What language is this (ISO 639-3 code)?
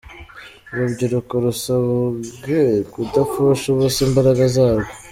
kin